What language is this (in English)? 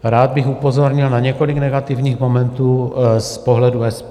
Czech